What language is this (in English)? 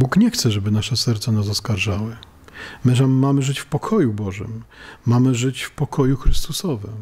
Polish